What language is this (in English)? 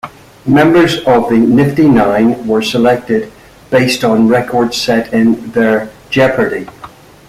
English